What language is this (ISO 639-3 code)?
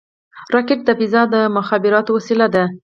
pus